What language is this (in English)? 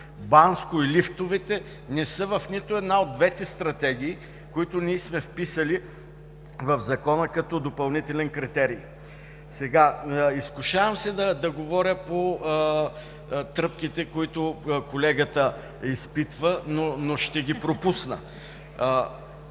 Bulgarian